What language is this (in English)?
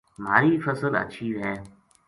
Gujari